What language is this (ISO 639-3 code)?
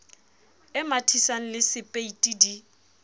sot